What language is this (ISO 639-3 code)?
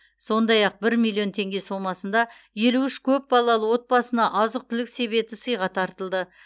kaz